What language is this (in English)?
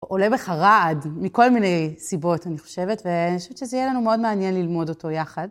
Hebrew